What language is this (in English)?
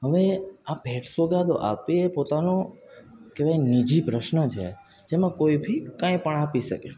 Gujarati